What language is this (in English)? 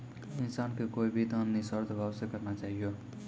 Maithili